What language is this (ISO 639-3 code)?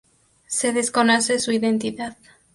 spa